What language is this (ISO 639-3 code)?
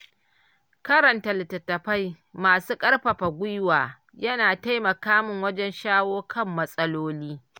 hau